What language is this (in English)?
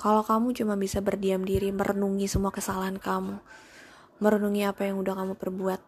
Indonesian